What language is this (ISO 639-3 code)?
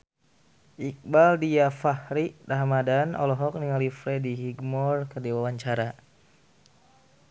sun